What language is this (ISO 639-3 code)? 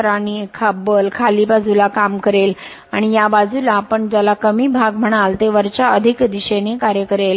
mar